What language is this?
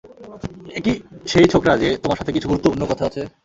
Bangla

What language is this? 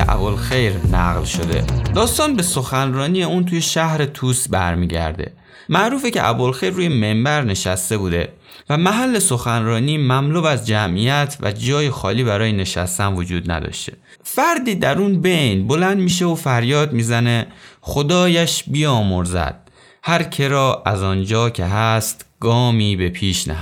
Persian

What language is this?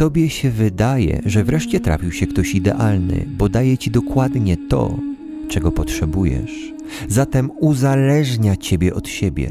Polish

